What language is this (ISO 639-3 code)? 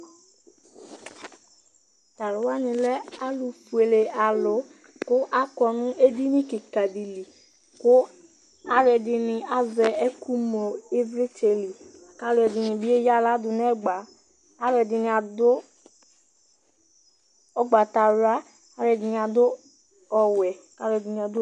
kpo